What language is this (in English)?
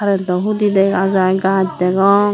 Chakma